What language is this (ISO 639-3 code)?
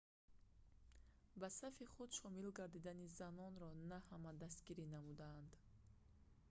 tgk